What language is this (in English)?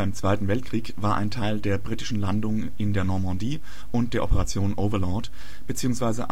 German